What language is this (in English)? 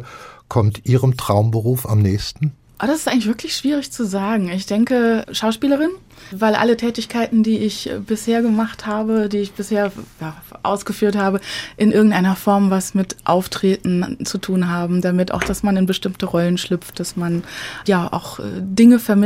German